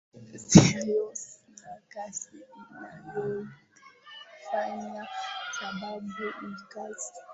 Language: Swahili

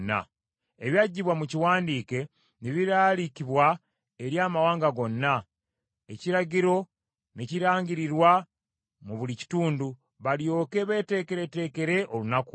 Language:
Ganda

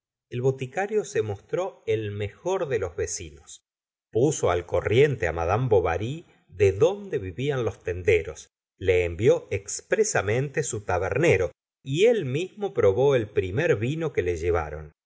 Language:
Spanish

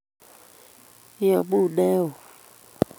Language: Kalenjin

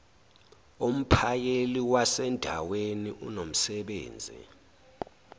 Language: Zulu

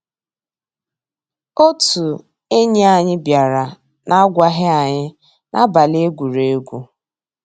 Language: Igbo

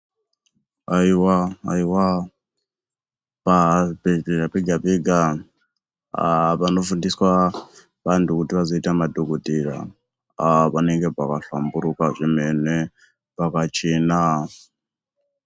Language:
Ndau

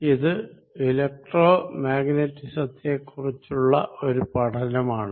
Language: Malayalam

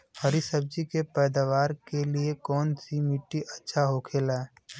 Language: Bhojpuri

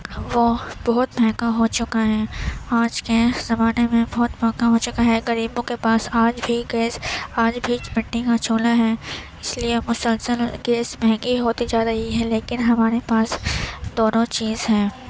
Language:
Urdu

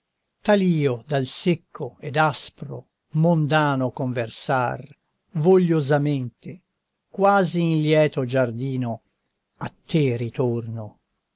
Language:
Italian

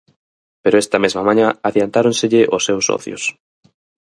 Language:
Galician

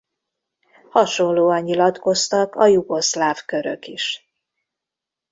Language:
Hungarian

